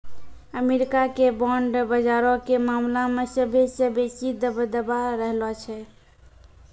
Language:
Maithili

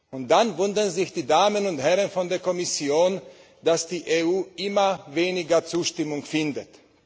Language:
German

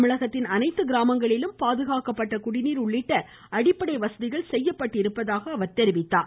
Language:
Tamil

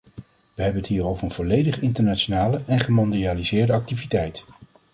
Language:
Dutch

